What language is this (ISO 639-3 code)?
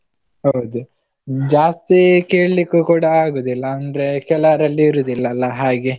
kan